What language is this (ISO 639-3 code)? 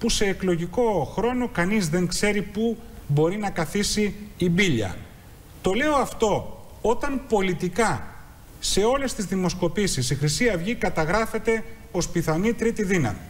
ell